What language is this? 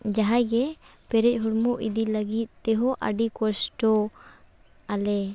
Santali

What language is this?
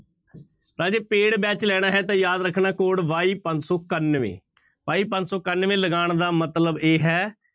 Punjabi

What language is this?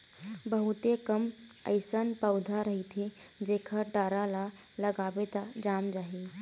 Chhattisgarhi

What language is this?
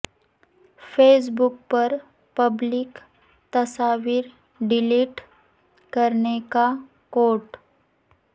Urdu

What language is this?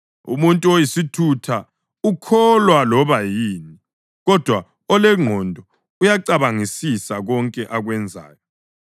North Ndebele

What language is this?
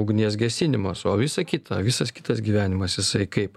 Lithuanian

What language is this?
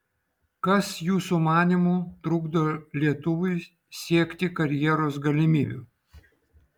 Lithuanian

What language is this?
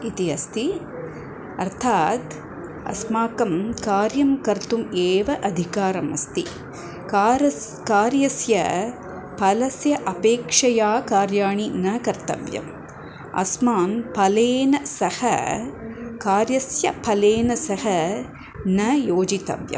Sanskrit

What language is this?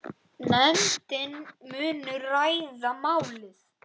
Icelandic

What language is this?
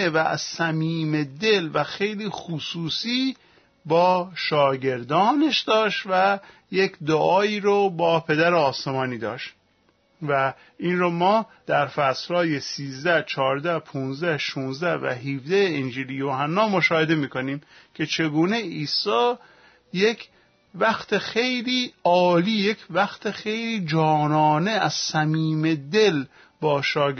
Persian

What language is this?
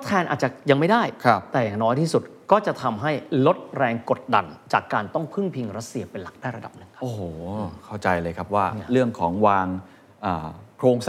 Thai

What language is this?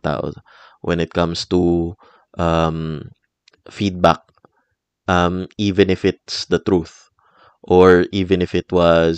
Filipino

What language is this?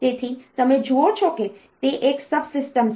Gujarati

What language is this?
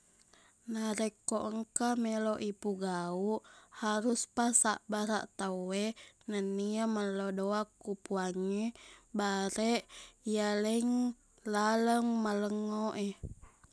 Buginese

